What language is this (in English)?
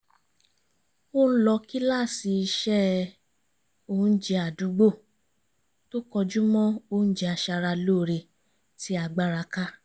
Yoruba